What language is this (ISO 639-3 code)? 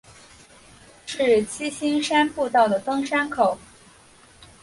zho